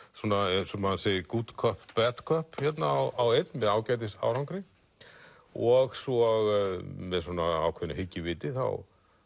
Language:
Icelandic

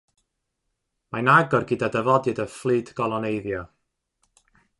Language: Welsh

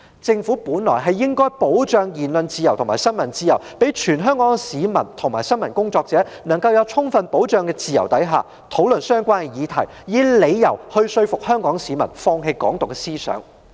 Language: Cantonese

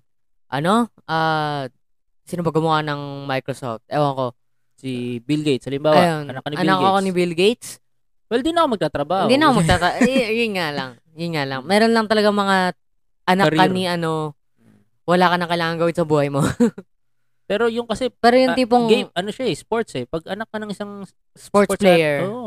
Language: Filipino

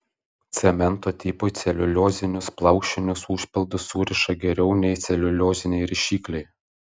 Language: Lithuanian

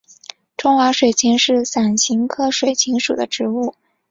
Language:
Chinese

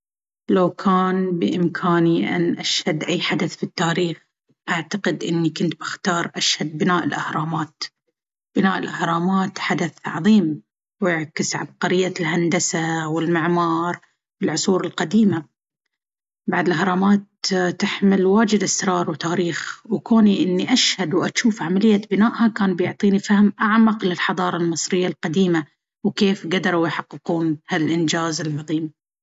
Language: Baharna Arabic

